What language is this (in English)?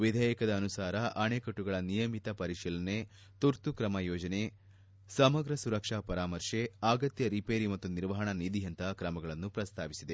Kannada